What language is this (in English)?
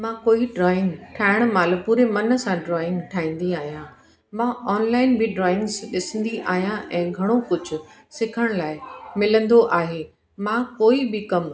Sindhi